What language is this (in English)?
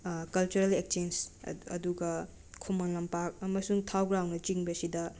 Manipuri